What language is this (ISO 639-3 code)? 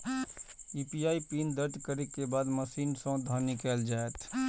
mai